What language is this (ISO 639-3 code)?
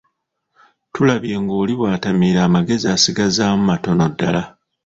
lug